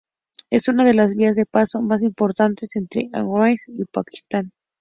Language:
Spanish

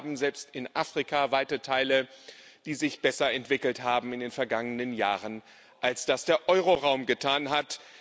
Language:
German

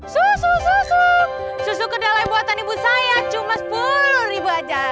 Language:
Indonesian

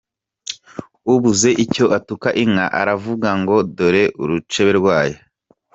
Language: Kinyarwanda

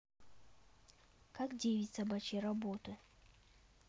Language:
Russian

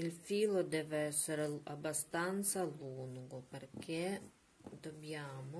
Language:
Italian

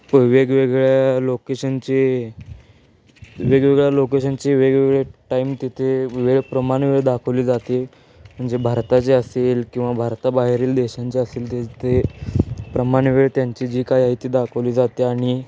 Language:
Marathi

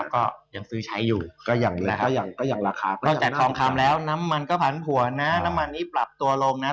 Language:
Thai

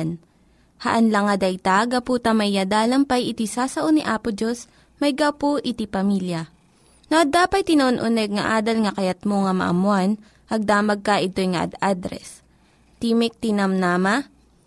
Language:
Filipino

